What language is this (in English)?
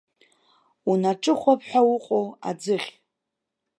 Abkhazian